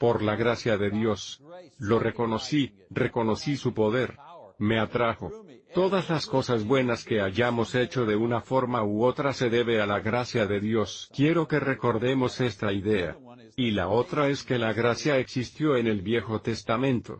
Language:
Spanish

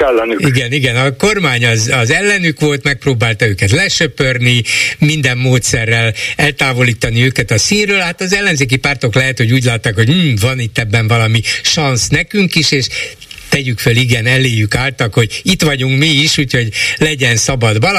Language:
Hungarian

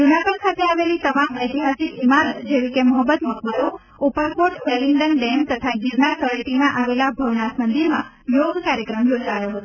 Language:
Gujarati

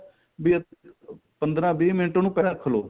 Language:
Punjabi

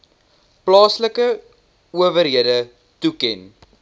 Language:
Afrikaans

